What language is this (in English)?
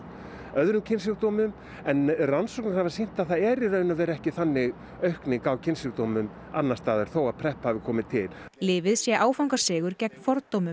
Icelandic